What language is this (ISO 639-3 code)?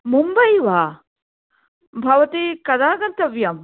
san